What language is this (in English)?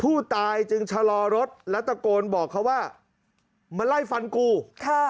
Thai